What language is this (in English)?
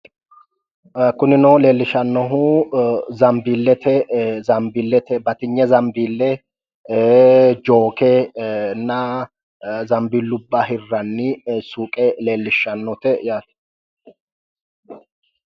Sidamo